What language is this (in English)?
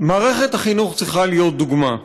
Hebrew